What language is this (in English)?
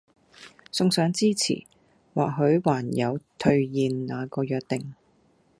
Cantonese